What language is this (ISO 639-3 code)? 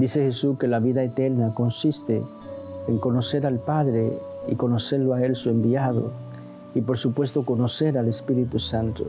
spa